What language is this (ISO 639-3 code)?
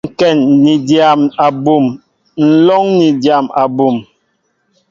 mbo